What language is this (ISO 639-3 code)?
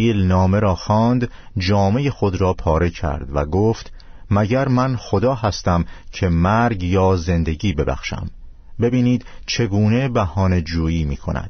fas